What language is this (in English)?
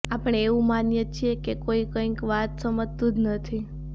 Gujarati